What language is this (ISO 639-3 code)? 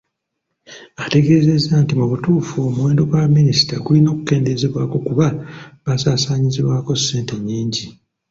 lug